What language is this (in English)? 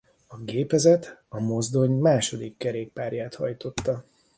Hungarian